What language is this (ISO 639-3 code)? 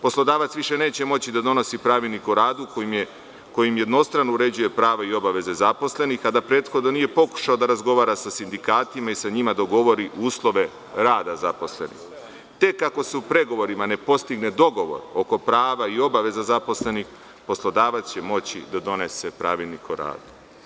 srp